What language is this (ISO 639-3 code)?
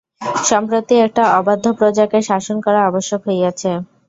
ben